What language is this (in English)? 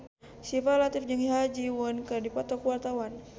Sundanese